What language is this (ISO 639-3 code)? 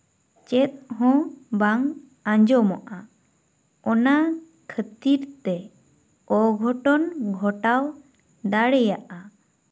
sat